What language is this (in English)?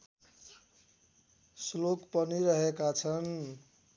Nepali